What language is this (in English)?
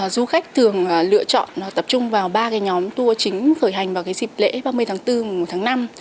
Vietnamese